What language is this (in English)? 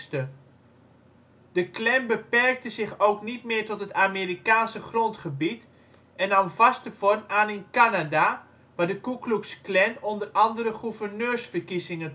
Dutch